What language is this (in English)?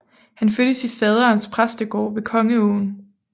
Danish